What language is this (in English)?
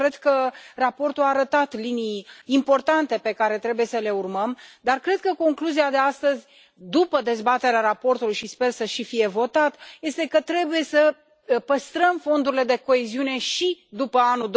Romanian